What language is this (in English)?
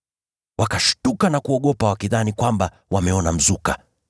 Swahili